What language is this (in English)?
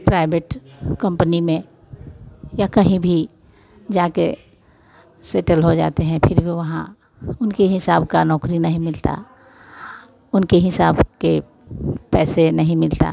Hindi